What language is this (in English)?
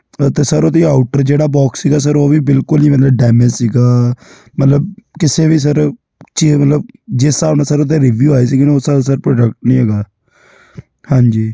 Punjabi